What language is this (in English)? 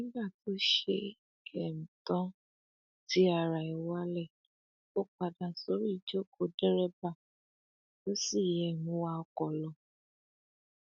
Yoruba